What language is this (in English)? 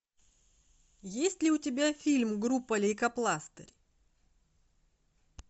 Russian